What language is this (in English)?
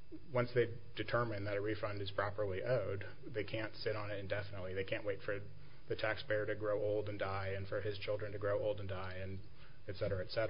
English